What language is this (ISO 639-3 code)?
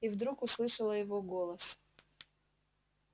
rus